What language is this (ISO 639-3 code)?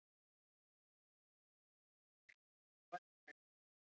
isl